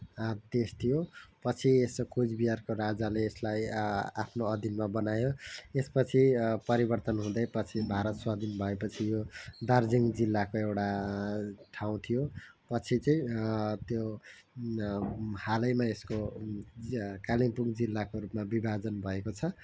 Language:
Nepali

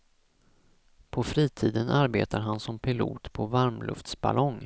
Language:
Swedish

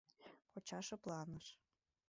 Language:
Mari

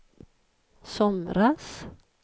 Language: Swedish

